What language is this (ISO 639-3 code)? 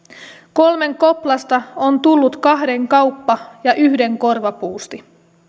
fin